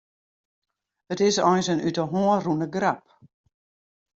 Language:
Western Frisian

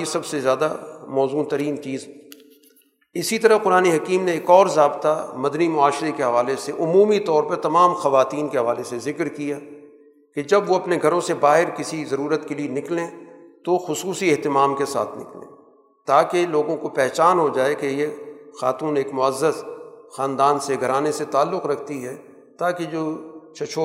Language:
Urdu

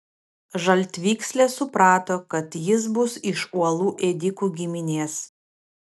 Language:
Lithuanian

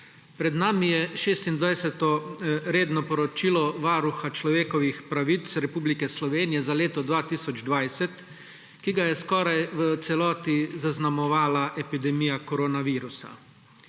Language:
Slovenian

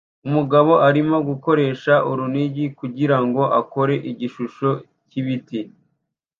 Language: Kinyarwanda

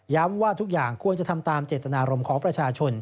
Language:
Thai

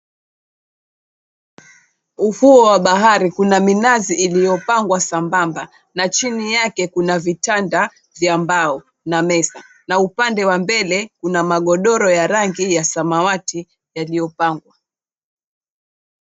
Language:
Swahili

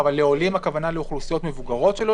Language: Hebrew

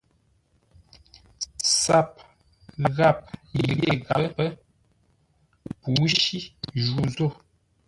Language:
Ngombale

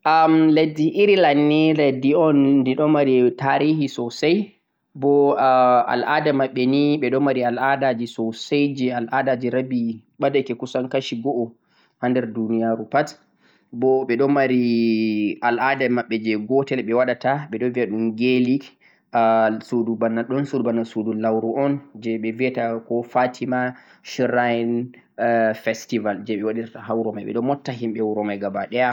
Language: Central-Eastern Niger Fulfulde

